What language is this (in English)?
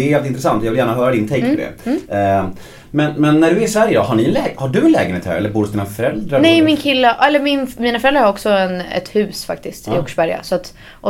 Swedish